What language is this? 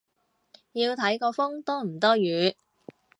Cantonese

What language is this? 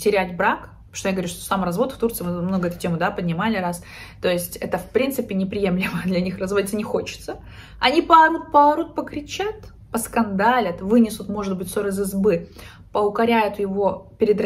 Russian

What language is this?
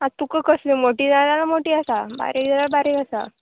Konkani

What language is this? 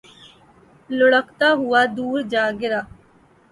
Urdu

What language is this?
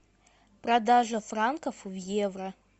Russian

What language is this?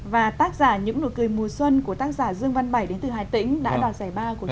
Vietnamese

